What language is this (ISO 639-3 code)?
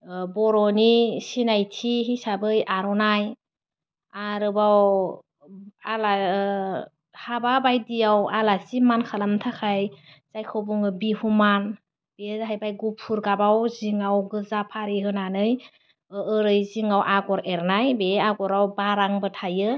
brx